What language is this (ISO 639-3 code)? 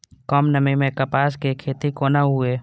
mai